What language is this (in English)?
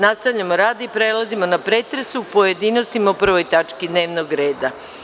Serbian